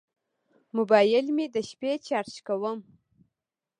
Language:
Pashto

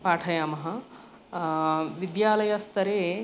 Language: Sanskrit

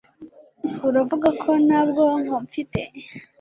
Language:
Kinyarwanda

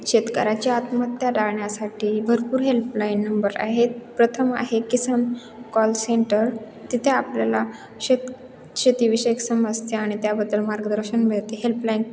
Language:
Marathi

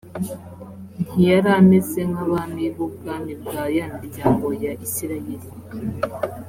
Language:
Kinyarwanda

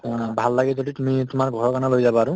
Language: Assamese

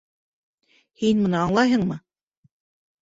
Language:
Bashkir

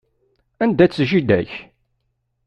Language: Kabyle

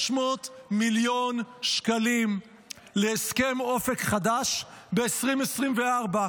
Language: Hebrew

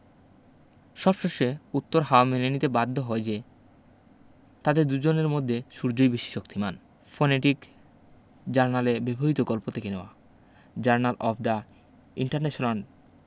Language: Bangla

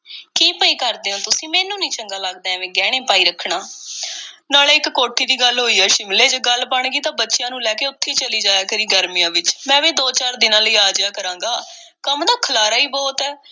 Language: Punjabi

